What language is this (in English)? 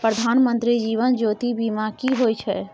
Maithili